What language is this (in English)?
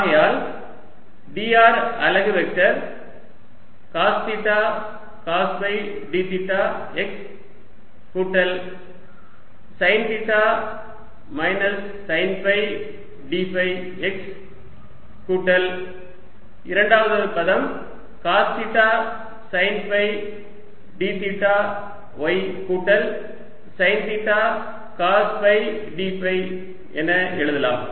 Tamil